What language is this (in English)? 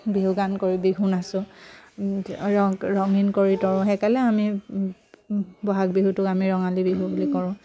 Assamese